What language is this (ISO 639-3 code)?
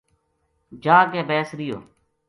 gju